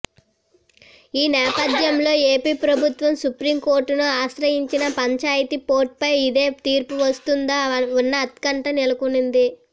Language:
Telugu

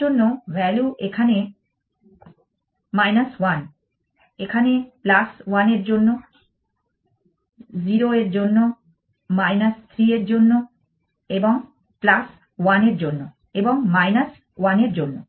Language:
Bangla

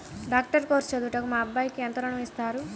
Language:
Telugu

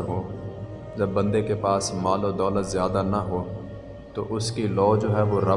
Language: Urdu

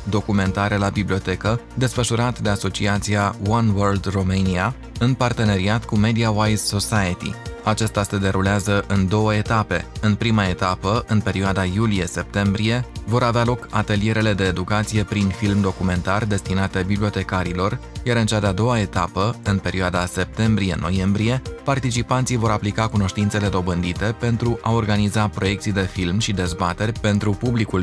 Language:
Romanian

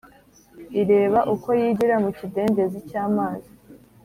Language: Kinyarwanda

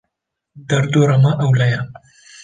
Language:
Kurdish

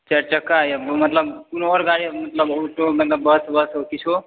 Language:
Maithili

